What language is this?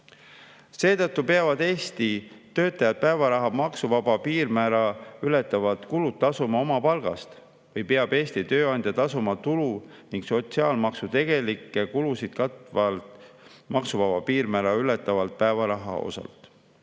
Estonian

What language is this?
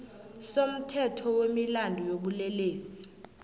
South Ndebele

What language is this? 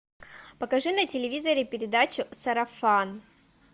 Russian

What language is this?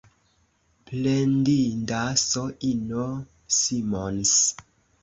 Esperanto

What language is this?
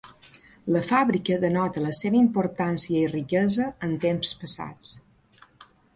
Catalan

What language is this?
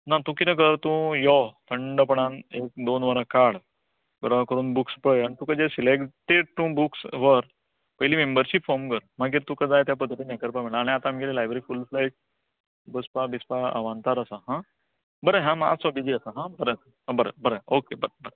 Konkani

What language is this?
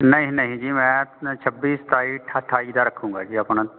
Punjabi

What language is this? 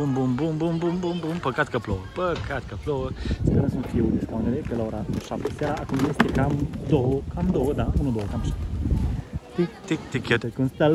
Romanian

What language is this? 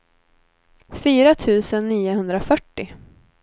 Swedish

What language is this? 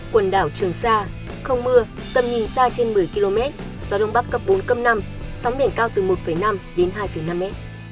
Vietnamese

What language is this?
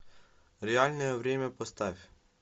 Russian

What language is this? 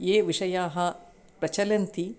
Sanskrit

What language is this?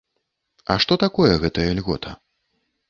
Belarusian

